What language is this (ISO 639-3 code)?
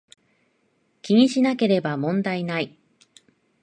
jpn